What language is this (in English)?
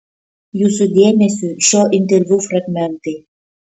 Lithuanian